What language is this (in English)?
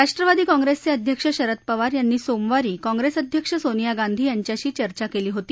Marathi